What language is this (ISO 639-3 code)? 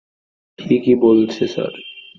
ben